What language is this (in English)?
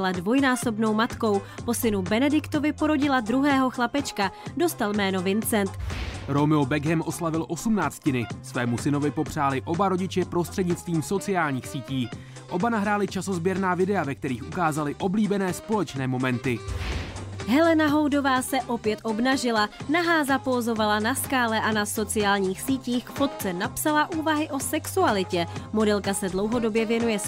Czech